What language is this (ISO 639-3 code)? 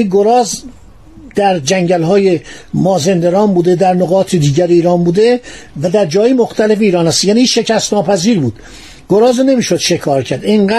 fas